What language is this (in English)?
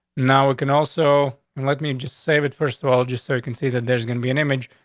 English